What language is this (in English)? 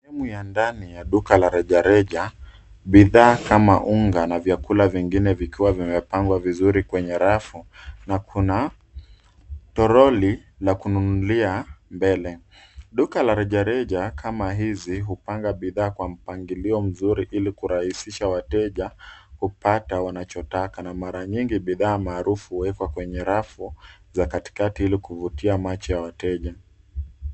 Swahili